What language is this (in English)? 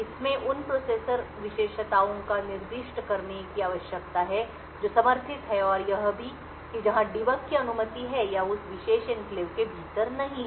Hindi